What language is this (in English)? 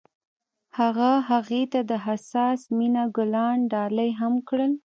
Pashto